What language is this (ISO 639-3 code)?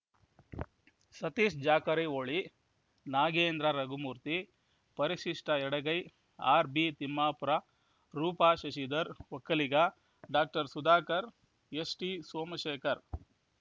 kan